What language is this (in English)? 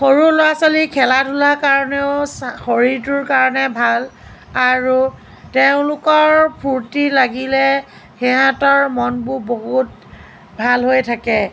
Assamese